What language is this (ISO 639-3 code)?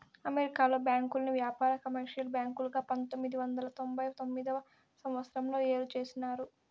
tel